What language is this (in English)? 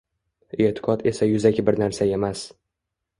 Uzbek